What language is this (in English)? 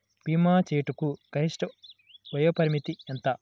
Telugu